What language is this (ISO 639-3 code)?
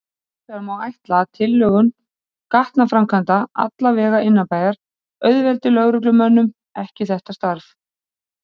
isl